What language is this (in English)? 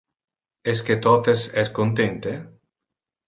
Interlingua